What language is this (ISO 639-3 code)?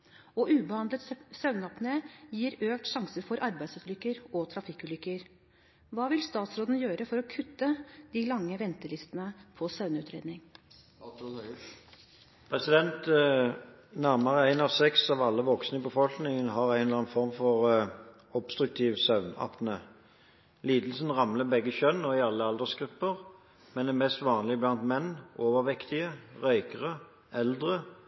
nob